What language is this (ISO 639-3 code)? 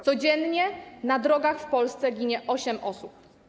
pol